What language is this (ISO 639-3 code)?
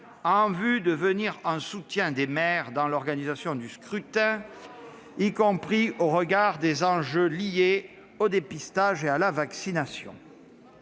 fra